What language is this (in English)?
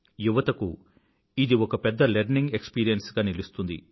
Telugu